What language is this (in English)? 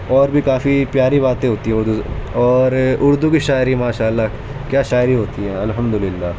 Urdu